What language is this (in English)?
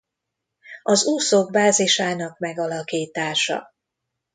Hungarian